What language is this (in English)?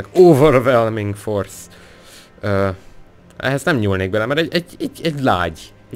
Hungarian